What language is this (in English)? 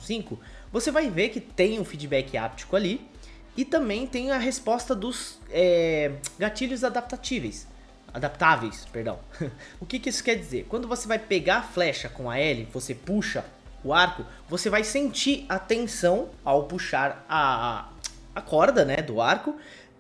Portuguese